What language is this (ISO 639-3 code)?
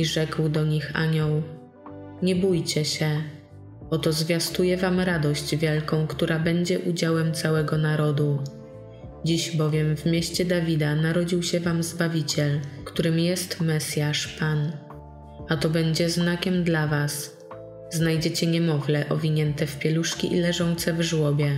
pol